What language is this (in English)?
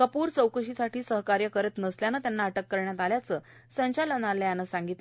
Marathi